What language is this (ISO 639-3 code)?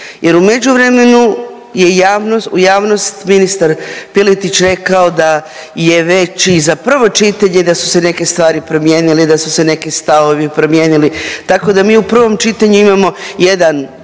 hrv